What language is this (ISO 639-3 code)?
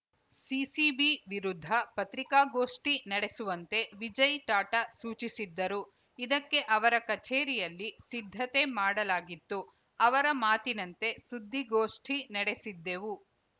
kan